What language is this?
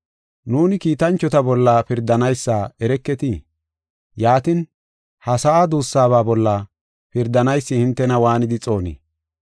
Gofa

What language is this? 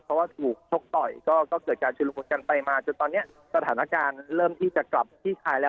Thai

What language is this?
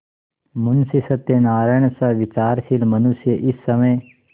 Hindi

